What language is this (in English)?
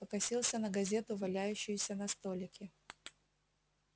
Russian